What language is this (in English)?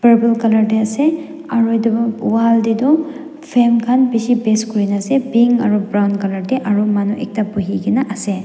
Naga Pidgin